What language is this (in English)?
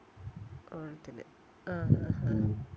Malayalam